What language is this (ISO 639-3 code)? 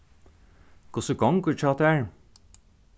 fao